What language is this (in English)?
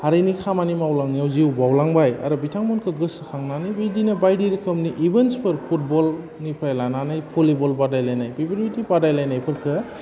Bodo